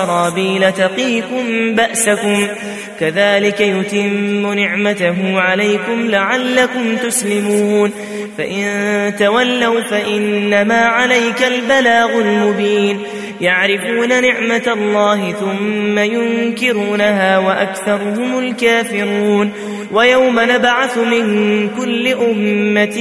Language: Arabic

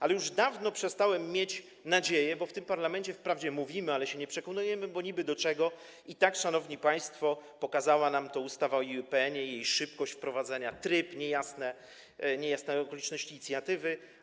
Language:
Polish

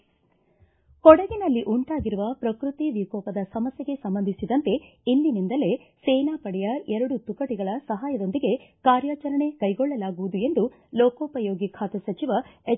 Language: Kannada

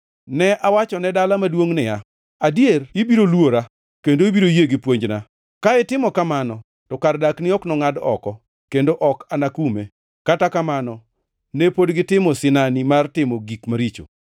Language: Luo (Kenya and Tanzania)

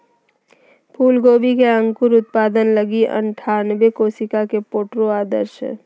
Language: Magahi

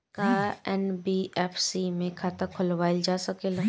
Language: Bhojpuri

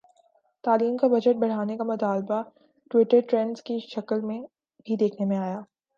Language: Urdu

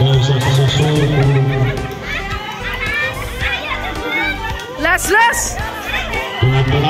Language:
Indonesian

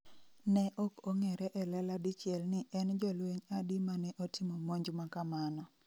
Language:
Luo (Kenya and Tanzania)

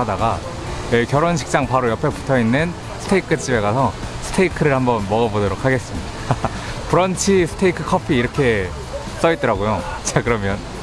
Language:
Korean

